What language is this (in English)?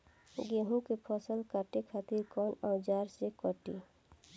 Bhojpuri